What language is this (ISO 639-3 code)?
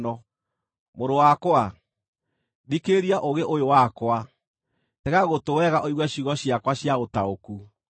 kik